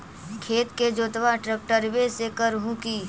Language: Magahi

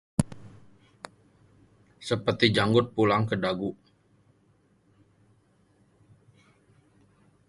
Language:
Indonesian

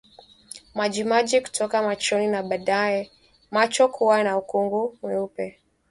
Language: Swahili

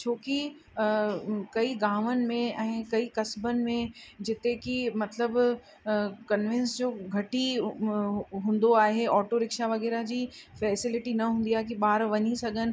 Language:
Sindhi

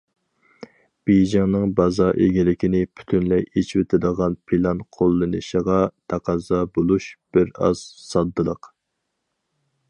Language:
Uyghur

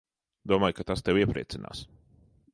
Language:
Latvian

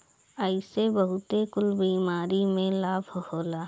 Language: Bhojpuri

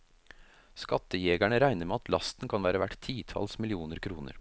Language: Norwegian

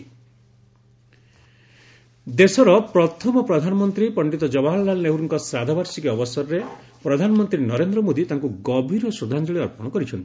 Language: Odia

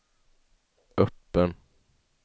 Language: Swedish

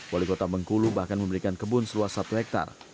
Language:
Indonesian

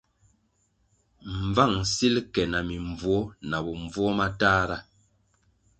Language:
Kwasio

